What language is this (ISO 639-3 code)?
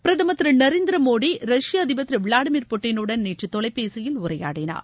tam